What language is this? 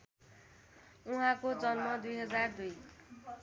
Nepali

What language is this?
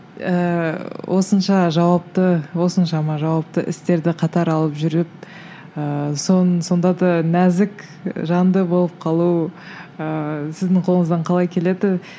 Kazakh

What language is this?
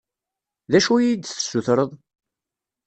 Kabyle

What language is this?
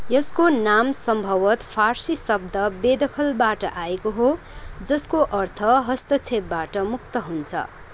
Nepali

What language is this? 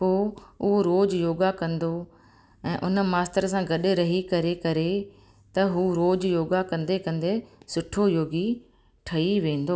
Sindhi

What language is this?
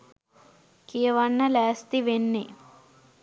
Sinhala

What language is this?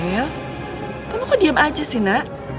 Indonesian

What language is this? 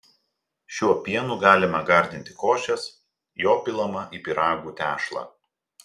Lithuanian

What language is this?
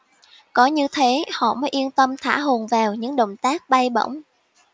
Vietnamese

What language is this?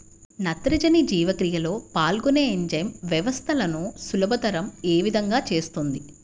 Telugu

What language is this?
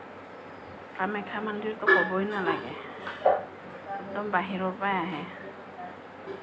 Assamese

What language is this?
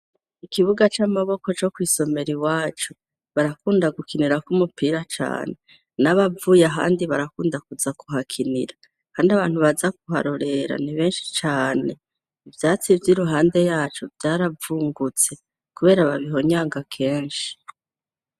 Rundi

